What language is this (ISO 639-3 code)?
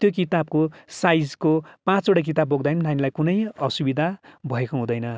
nep